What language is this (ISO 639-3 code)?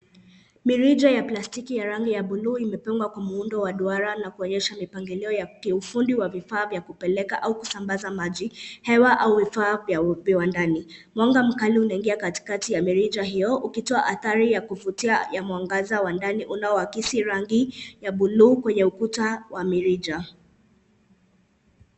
swa